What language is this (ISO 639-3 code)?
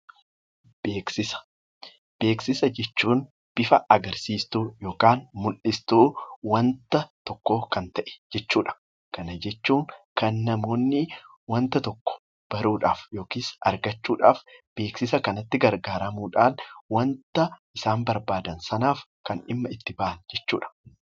orm